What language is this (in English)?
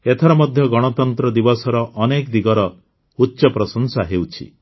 Odia